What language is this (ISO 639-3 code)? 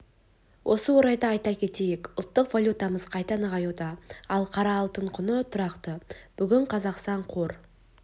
kaz